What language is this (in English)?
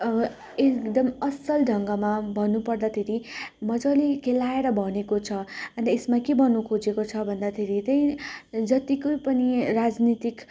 Nepali